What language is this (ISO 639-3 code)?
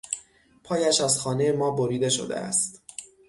fas